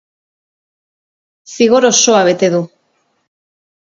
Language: Basque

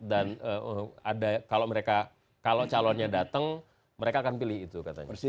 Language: Indonesian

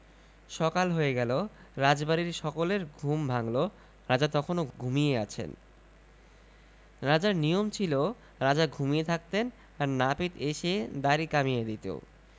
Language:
Bangla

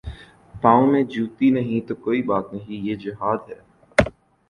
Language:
Urdu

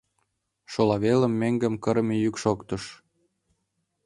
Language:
Mari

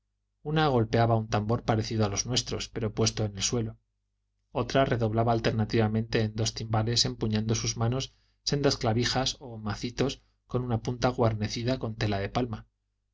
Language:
Spanish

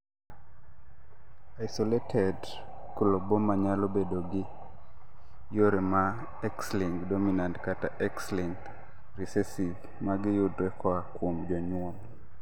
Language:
Luo (Kenya and Tanzania)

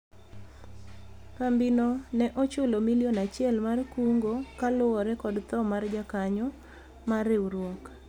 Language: Luo (Kenya and Tanzania)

